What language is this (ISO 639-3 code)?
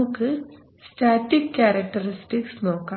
mal